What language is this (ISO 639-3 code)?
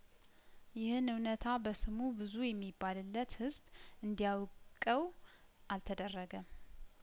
amh